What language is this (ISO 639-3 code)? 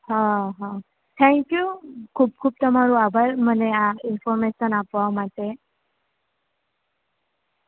guj